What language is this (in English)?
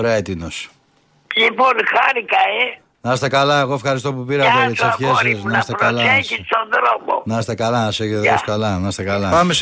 Greek